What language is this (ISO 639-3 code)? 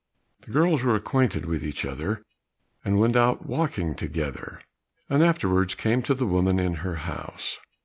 eng